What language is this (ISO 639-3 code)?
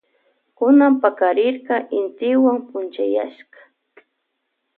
qvj